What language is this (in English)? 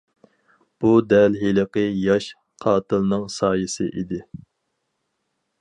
Uyghur